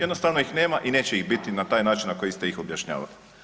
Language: Croatian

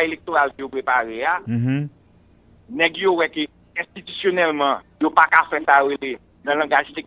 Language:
French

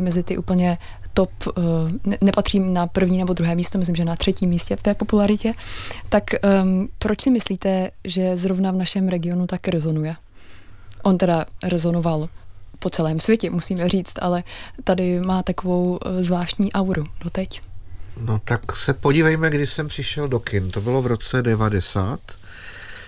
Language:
Czech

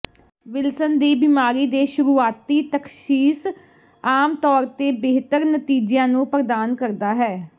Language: Punjabi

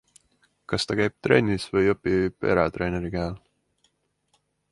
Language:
Estonian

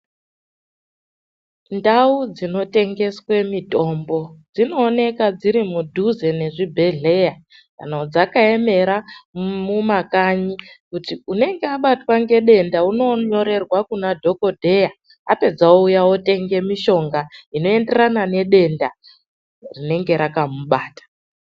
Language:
Ndau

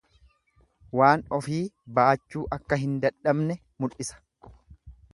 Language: Oromo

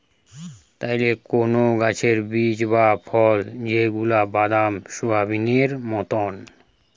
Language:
Bangla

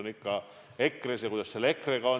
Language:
Estonian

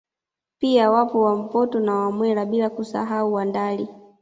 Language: Swahili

